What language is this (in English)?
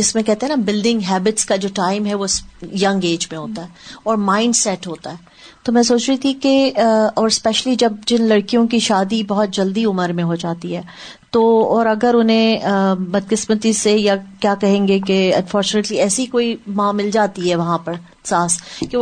Urdu